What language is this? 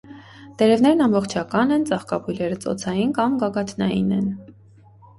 Armenian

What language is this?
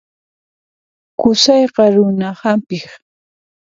Puno Quechua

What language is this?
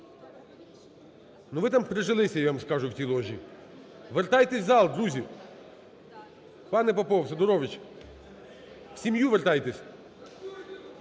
Ukrainian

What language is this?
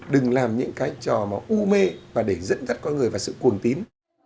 Vietnamese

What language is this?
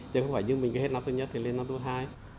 Vietnamese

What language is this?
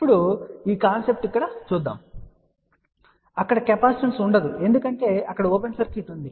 Telugu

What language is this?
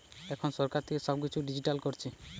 Bangla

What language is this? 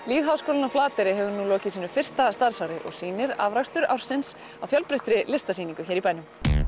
Icelandic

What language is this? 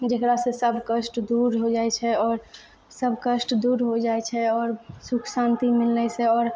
Maithili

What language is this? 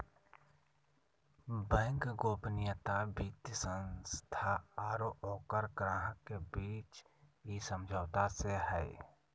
Magahi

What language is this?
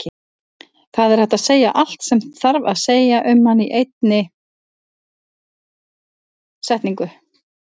Icelandic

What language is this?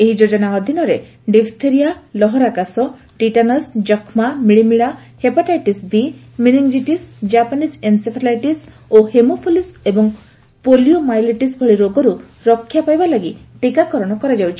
Odia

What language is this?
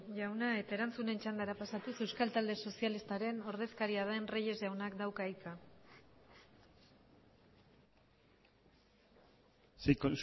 Basque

